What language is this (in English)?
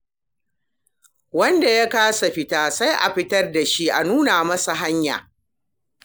Hausa